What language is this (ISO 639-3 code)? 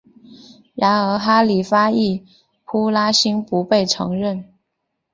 zho